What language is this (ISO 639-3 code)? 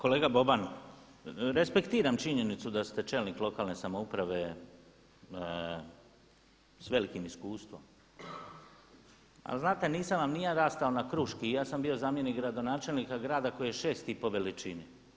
hrv